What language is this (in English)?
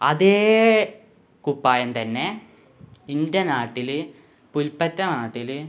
Malayalam